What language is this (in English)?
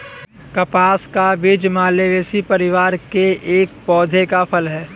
Hindi